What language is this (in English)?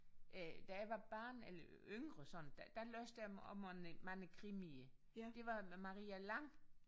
Danish